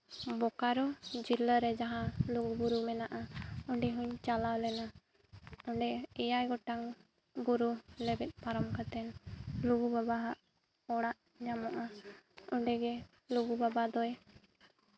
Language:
Santali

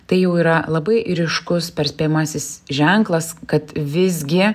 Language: Lithuanian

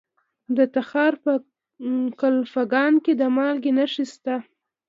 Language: Pashto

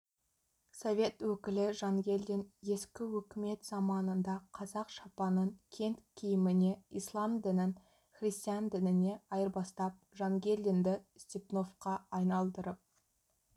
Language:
Kazakh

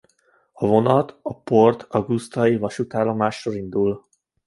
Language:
Hungarian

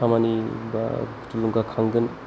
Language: Bodo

